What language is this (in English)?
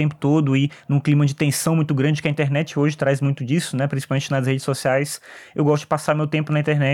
Portuguese